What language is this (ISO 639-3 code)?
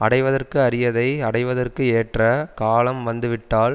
tam